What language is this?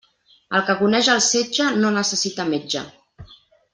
Catalan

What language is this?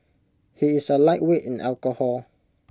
English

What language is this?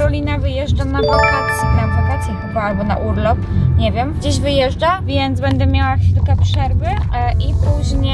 Polish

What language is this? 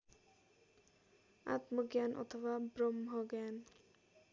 Nepali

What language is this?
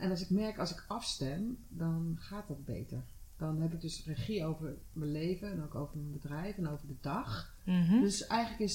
Dutch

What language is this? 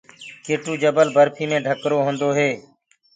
Gurgula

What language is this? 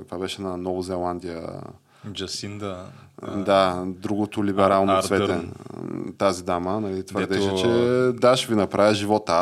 Bulgarian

